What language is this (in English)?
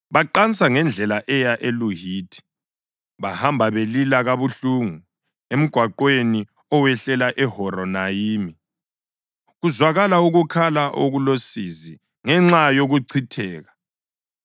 North Ndebele